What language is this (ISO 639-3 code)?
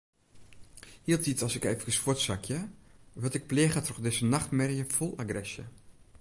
fry